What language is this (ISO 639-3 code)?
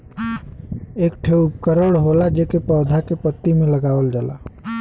bho